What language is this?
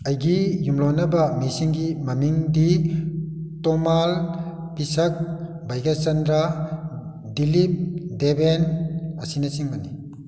Manipuri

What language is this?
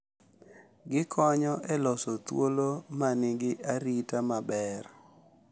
Luo (Kenya and Tanzania)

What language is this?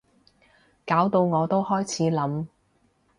Cantonese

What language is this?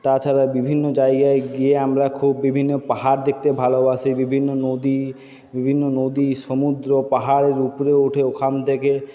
Bangla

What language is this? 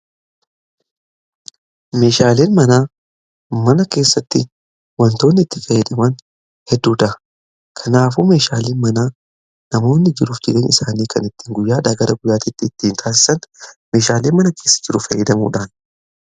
Oromo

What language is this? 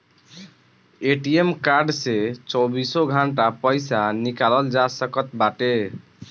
Bhojpuri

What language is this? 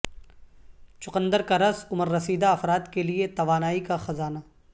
Urdu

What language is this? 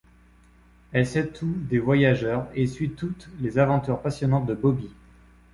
French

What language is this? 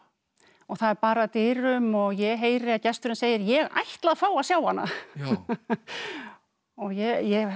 Icelandic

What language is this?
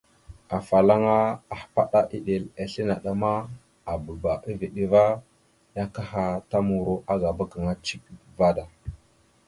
Mada (Cameroon)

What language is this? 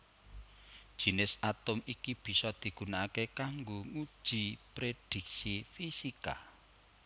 Javanese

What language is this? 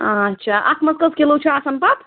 Kashmiri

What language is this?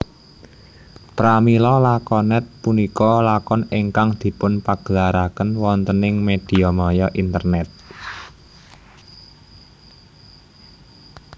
Javanese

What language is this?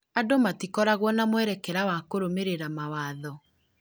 Kikuyu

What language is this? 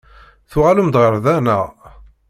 Kabyle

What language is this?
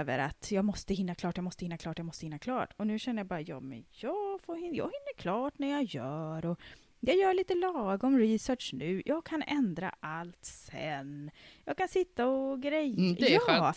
Swedish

